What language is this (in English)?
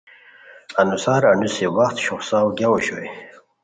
Khowar